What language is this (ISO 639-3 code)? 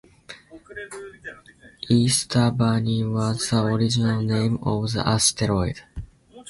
eng